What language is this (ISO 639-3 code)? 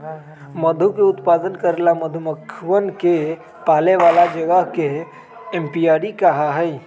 mag